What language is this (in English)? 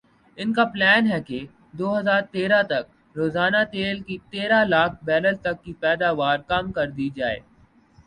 Urdu